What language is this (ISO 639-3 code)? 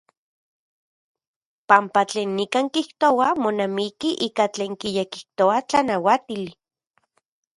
ncx